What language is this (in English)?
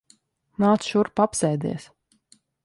Latvian